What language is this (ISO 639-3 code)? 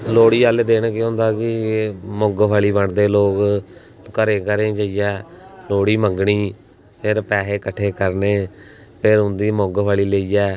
doi